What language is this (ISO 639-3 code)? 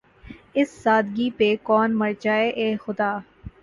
urd